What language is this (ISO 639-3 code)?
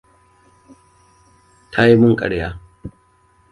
hau